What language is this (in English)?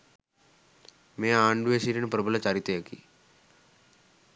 Sinhala